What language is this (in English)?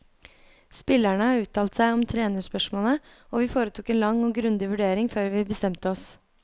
Norwegian